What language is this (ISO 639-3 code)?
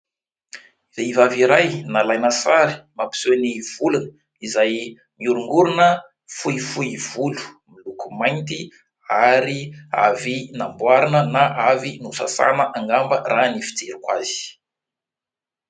mlg